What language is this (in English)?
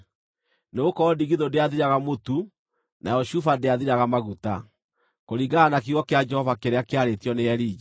Kikuyu